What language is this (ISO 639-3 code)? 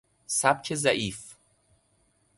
fas